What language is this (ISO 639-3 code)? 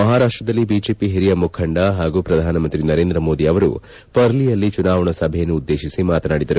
kan